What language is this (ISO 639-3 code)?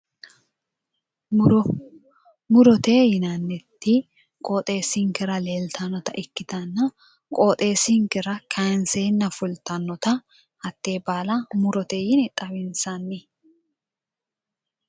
sid